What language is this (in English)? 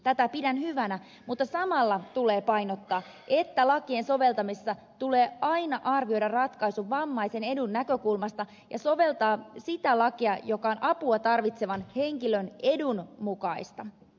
Finnish